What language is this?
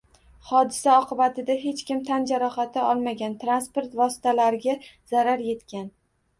Uzbek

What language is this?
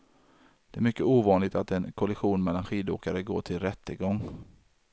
Swedish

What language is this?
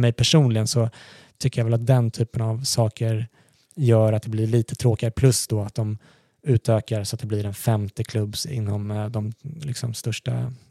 Swedish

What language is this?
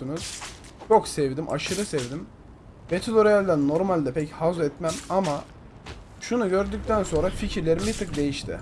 Turkish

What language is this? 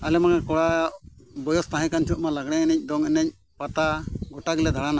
Santali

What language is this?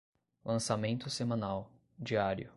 Portuguese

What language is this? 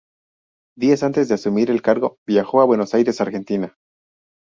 Spanish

